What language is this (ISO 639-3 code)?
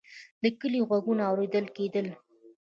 pus